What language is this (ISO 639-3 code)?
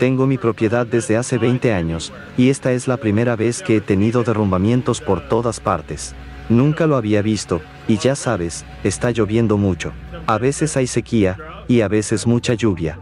spa